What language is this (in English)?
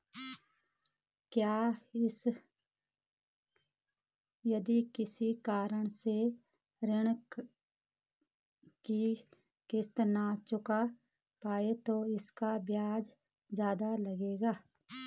Hindi